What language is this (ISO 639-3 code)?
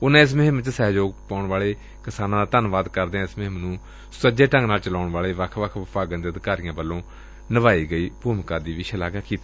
pan